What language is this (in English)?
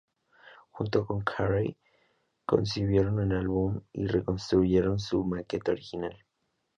Spanish